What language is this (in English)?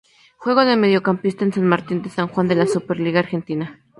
Spanish